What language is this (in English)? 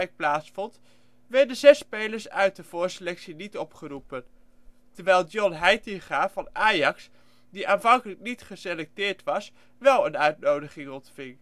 Dutch